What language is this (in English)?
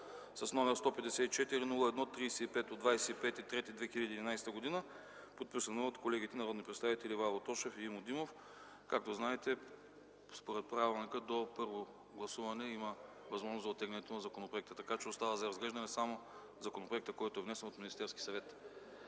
Bulgarian